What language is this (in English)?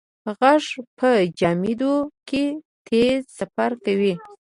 Pashto